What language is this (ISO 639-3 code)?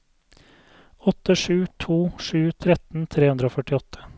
nor